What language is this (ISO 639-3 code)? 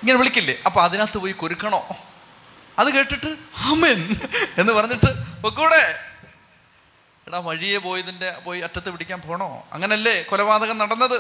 mal